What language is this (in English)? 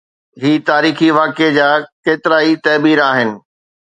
Sindhi